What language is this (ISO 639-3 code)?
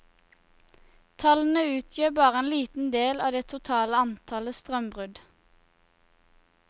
nor